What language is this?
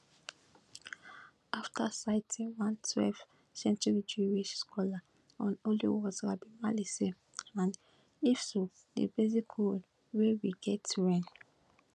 Nigerian Pidgin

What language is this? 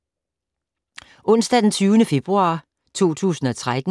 Danish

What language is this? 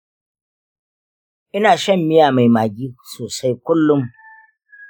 Hausa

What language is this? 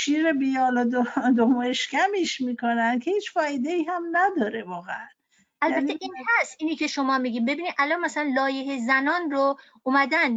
Persian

